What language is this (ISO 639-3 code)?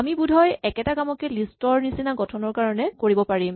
asm